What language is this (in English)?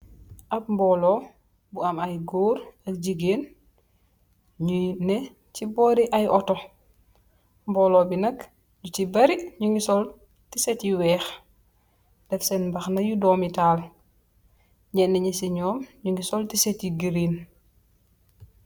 Wolof